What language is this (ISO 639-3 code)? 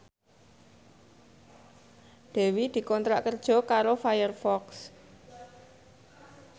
jav